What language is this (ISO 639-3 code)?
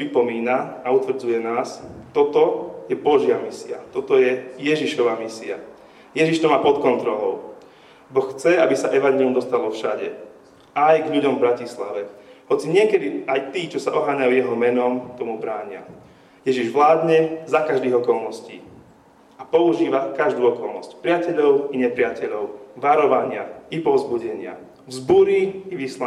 slk